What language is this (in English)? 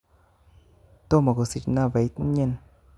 Kalenjin